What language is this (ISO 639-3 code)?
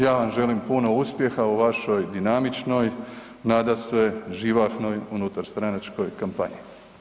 hrv